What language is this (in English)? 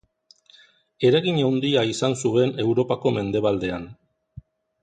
Basque